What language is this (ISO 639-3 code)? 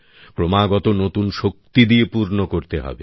ben